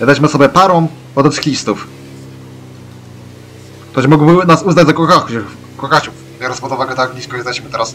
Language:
Polish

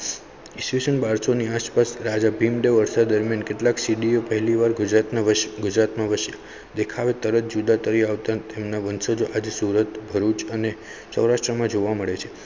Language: Gujarati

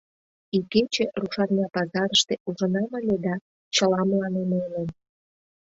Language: Mari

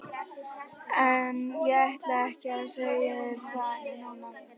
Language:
Icelandic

